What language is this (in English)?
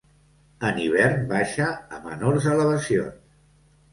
Catalan